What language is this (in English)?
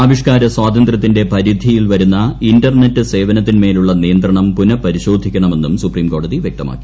Malayalam